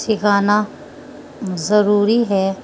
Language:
Urdu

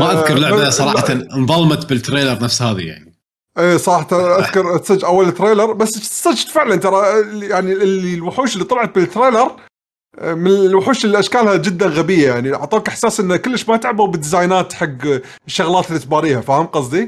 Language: Arabic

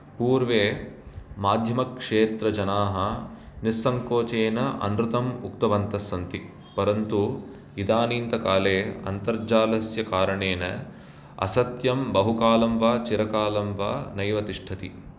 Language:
Sanskrit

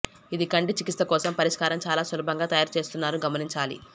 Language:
Telugu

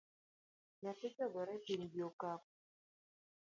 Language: Luo (Kenya and Tanzania)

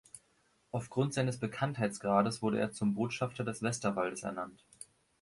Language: German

